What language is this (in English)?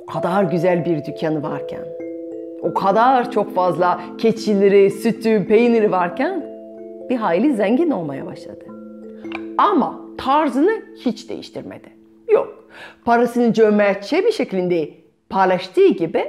Turkish